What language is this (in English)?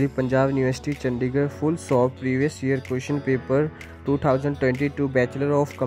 Hindi